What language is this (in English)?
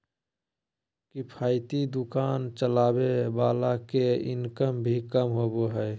Magahi